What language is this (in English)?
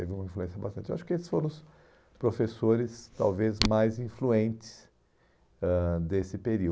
Portuguese